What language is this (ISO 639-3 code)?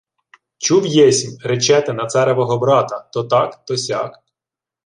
ukr